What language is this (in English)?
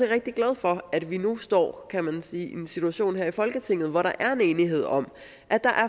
Danish